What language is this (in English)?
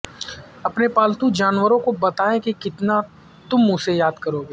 Urdu